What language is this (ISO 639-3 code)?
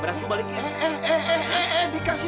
ind